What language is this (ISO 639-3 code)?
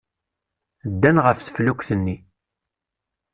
kab